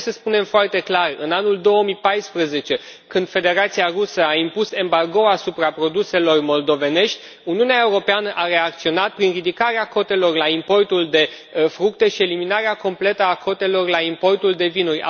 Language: Romanian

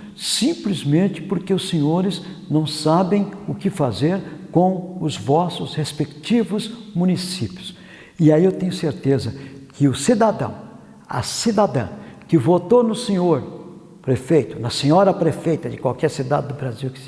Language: Portuguese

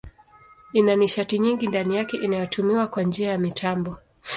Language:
Swahili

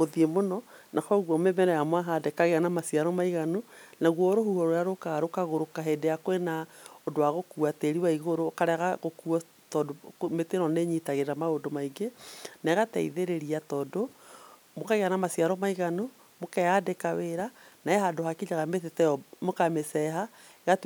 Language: Kikuyu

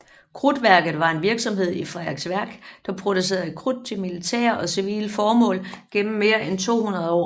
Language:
Danish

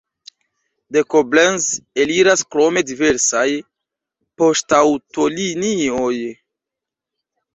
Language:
Esperanto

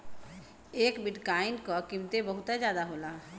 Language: Bhojpuri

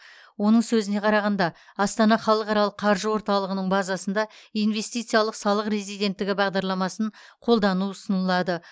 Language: Kazakh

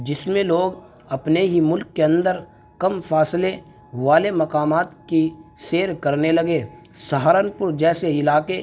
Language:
Urdu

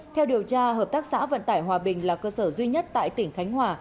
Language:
Vietnamese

